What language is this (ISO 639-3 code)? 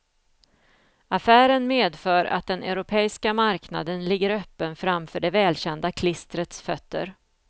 swe